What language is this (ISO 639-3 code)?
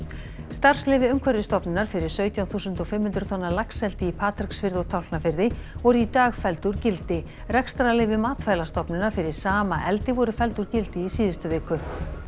isl